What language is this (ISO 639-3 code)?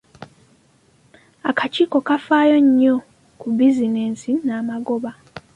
lug